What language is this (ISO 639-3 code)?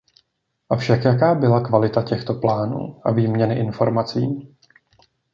ces